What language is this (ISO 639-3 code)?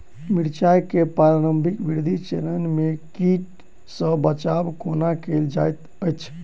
mai